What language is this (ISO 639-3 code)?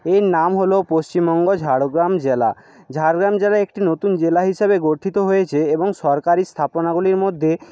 ben